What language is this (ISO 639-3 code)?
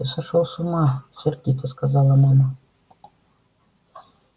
rus